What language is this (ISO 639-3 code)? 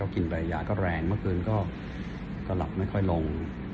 tha